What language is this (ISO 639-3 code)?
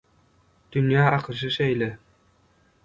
tuk